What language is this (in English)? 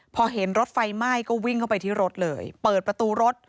Thai